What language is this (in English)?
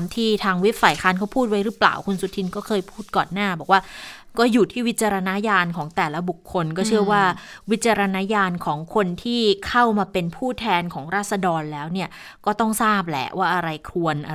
Thai